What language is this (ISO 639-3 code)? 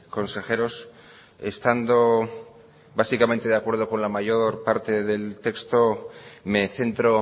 spa